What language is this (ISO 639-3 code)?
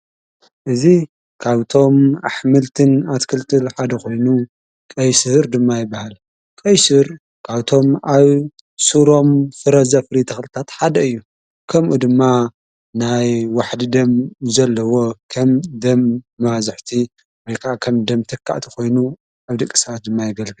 tir